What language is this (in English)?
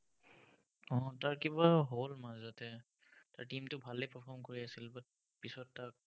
Assamese